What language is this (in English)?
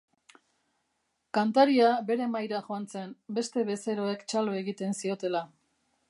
Basque